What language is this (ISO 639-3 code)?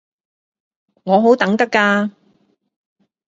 yue